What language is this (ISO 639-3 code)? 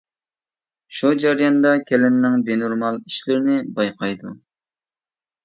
uig